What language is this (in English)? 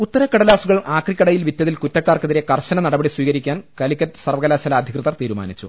Malayalam